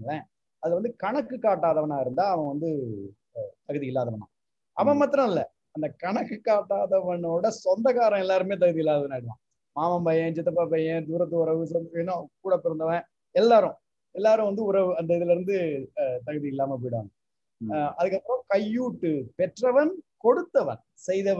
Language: Tamil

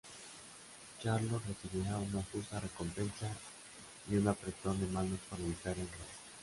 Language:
Spanish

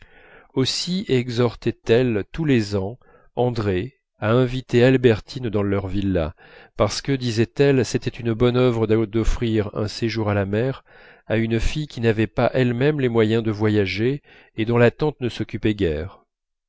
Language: French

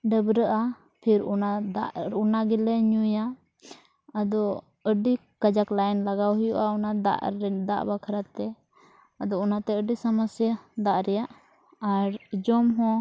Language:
Santali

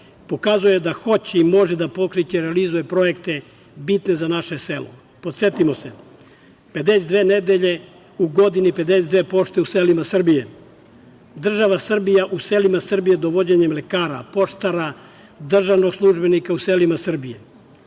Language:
Serbian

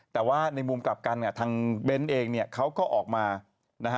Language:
Thai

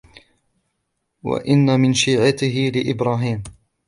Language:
Arabic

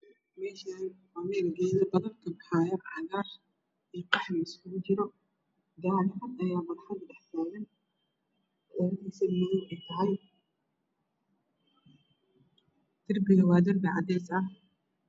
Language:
Somali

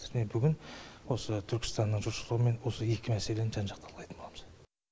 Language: Kazakh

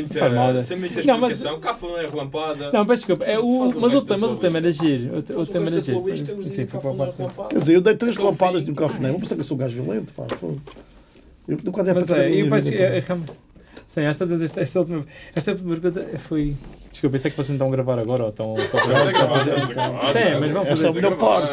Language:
Portuguese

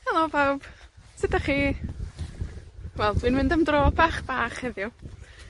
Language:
Welsh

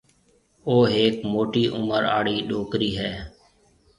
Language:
Marwari (Pakistan)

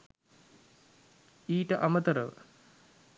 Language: Sinhala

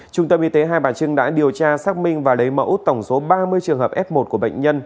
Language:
Vietnamese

